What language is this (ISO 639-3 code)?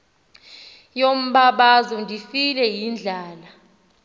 xho